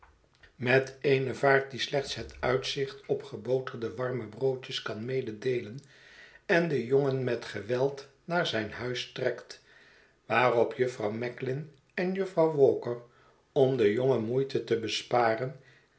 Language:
Dutch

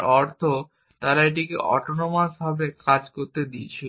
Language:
Bangla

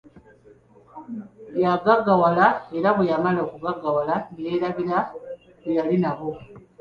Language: Ganda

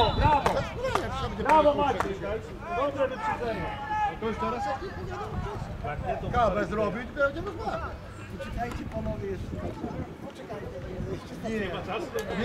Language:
Polish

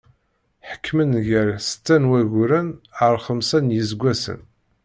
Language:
Kabyle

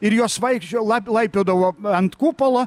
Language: Lithuanian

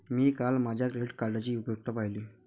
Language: Marathi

